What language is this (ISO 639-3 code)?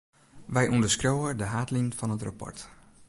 fry